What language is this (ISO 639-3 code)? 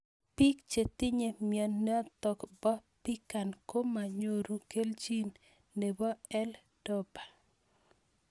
kln